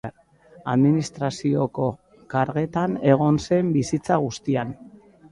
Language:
Basque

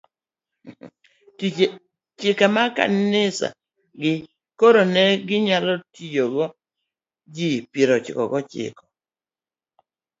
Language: Luo (Kenya and Tanzania)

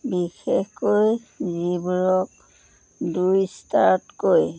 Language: Assamese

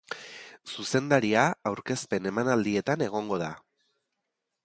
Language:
Basque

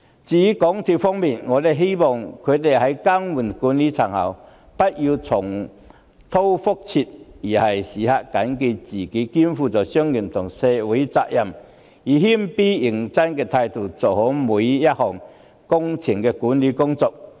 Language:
Cantonese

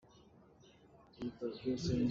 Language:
Hakha Chin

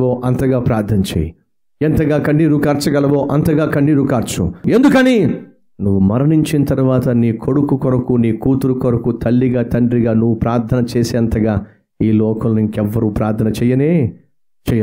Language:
Telugu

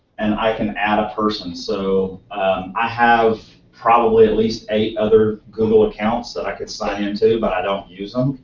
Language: English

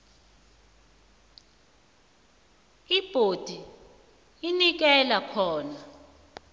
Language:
South Ndebele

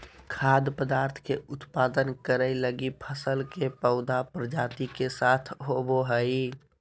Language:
Magahi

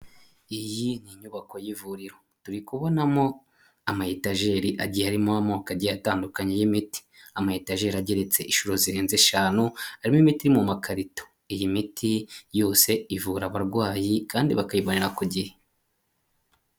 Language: Kinyarwanda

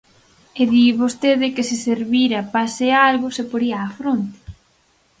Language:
Galician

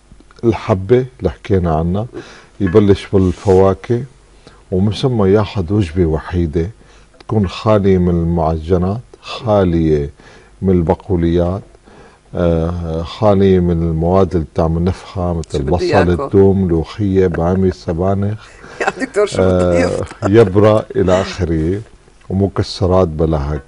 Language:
Arabic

